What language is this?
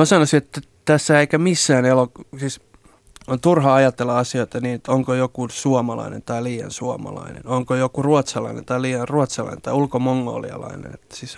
Finnish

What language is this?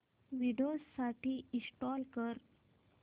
Marathi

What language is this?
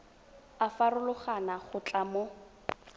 Tswana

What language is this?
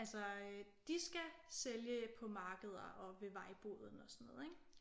Danish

